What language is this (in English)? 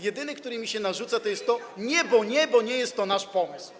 Polish